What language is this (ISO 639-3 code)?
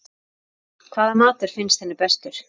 isl